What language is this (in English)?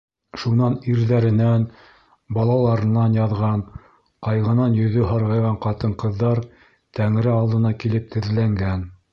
Bashkir